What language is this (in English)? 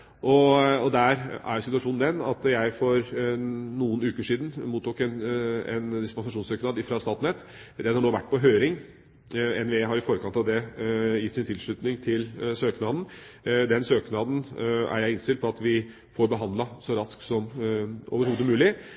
Norwegian Bokmål